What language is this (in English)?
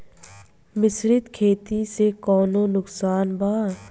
Bhojpuri